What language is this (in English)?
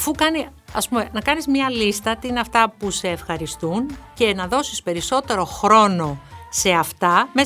Greek